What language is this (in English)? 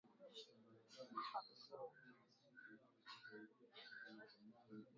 Swahili